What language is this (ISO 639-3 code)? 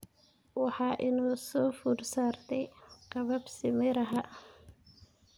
som